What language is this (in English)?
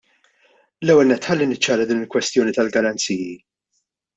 Maltese